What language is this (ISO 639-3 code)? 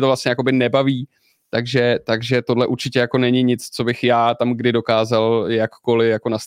ces